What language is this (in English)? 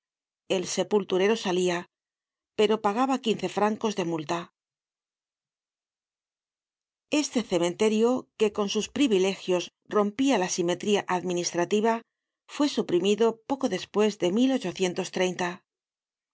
Spanish